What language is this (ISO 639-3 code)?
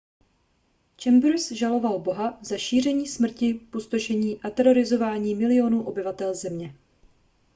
ces